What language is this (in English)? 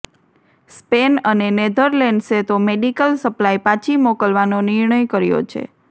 Gujarati